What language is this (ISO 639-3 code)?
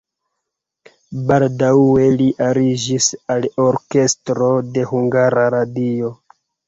epo